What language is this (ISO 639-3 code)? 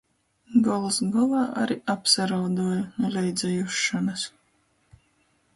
ltg